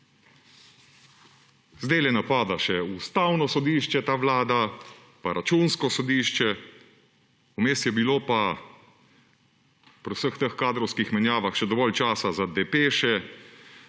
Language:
Slovenian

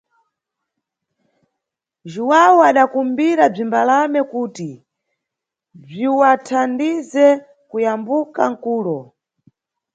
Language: Nyungwe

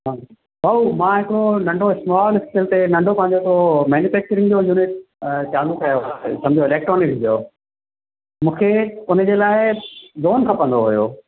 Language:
Sindhi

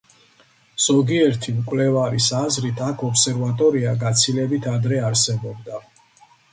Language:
Georgian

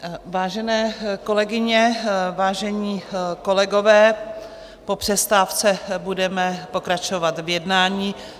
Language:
Czech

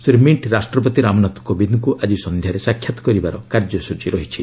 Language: Odia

